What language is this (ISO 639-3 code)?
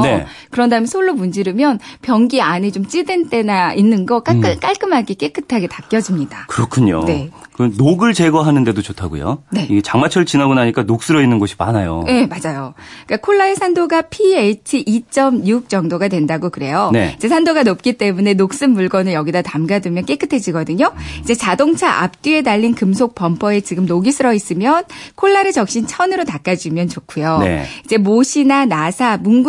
kor